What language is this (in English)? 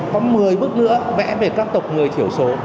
Vietnamese